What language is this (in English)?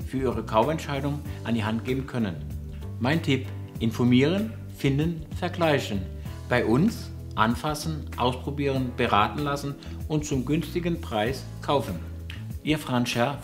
German